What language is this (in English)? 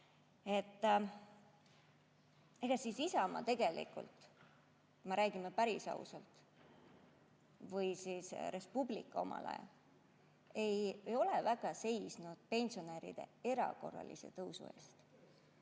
Estonian